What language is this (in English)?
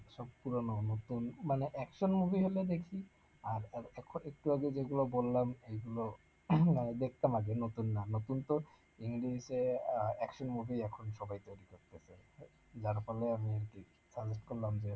Bangla